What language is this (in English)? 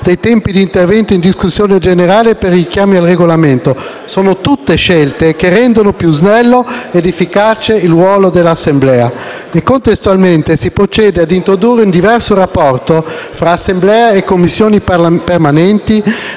Italian